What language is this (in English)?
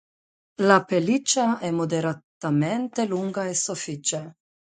Italian